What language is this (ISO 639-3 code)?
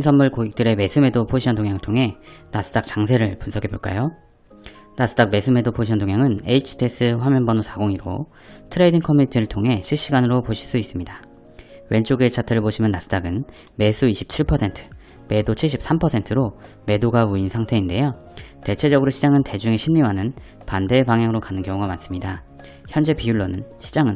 kor